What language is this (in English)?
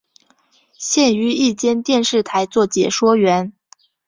Chinese